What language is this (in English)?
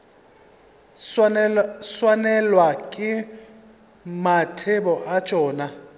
Northern Sotho